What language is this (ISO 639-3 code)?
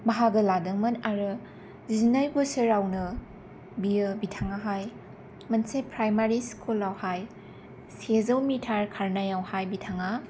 brx